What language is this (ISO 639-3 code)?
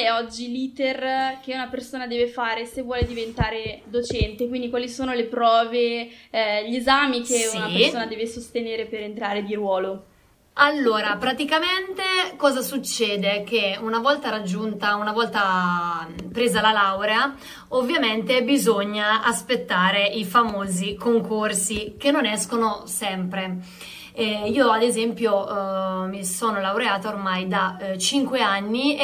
ita